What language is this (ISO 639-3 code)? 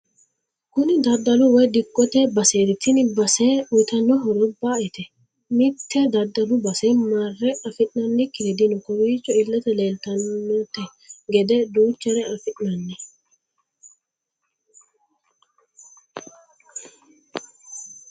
sid